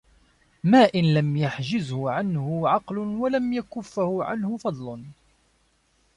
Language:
Arabic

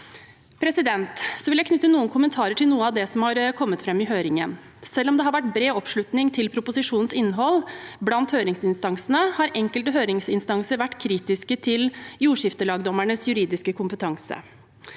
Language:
Norwegian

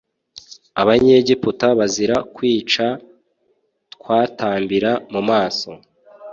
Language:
Kinyarwanda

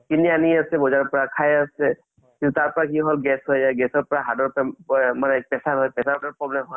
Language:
Assamese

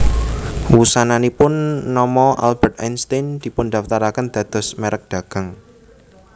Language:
Javanese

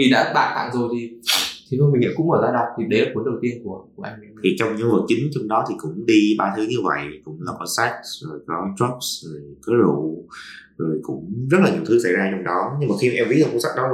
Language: Vietnamese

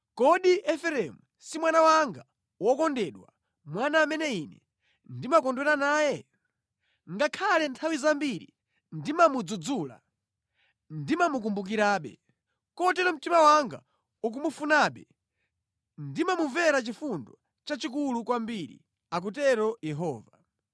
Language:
Nyanja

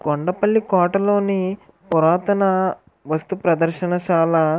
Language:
Telugu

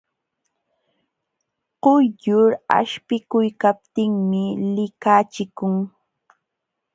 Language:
Jauja Wanca Quechua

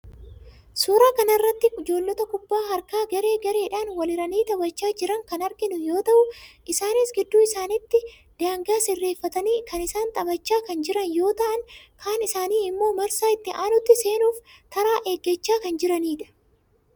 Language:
Oromo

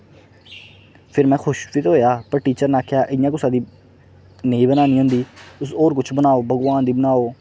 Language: Dogri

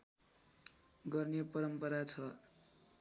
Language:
Nepali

